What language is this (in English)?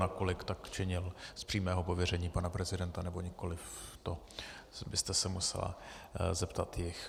Czech